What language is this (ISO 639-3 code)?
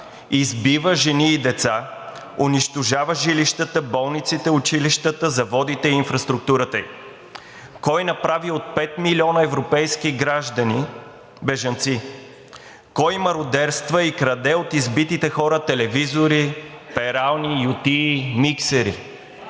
bul